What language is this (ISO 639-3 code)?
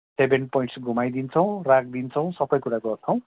nep